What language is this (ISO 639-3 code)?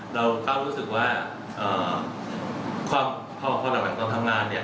tha